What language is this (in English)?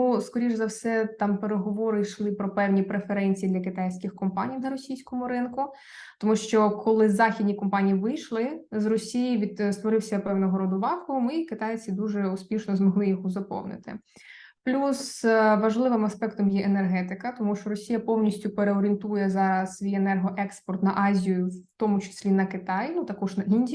Ukrainian